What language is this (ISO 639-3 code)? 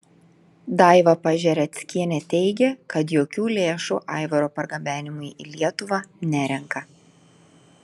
lit